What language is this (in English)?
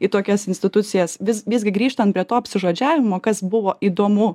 Lithuanian